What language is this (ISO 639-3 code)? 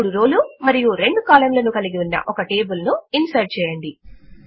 tel